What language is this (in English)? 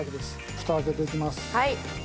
Japanese